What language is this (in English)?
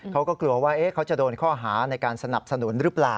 Thai